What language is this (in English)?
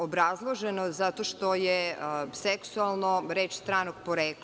Serbian